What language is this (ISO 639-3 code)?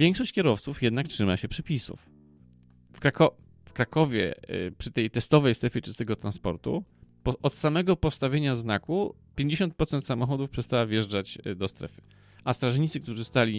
pol